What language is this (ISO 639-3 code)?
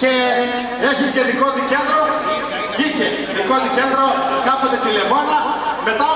ell